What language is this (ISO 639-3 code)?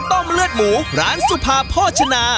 tha